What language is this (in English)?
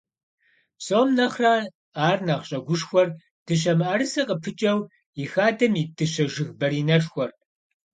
Kabardian